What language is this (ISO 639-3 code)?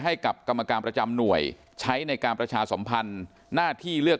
tha